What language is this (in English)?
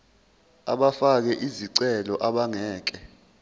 Zulu